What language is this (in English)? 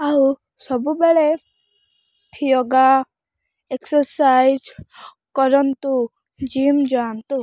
Odia